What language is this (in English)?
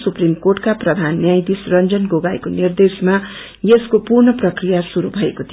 Nepali